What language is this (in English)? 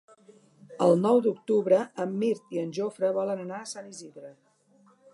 Catalan